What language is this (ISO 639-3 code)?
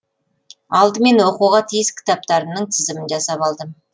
kaz